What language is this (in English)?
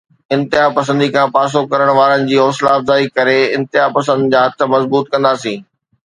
Sindhi